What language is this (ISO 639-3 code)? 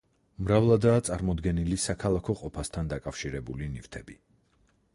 kat